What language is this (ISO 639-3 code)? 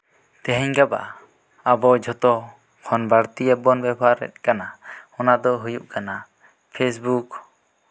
sat